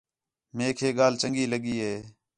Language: Khetrani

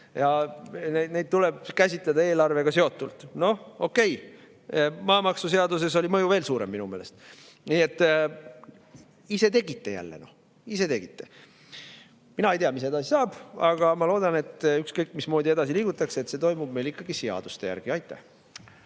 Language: Estonian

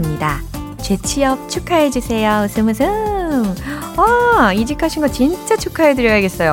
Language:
Korean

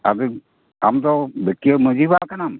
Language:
Santali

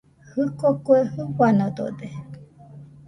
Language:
Nüpode Huitoto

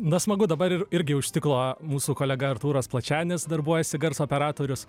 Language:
Lithuanian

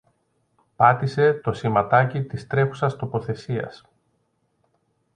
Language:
Greek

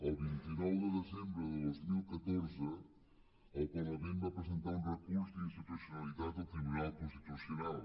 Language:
Catalan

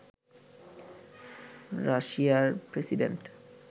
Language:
Bangla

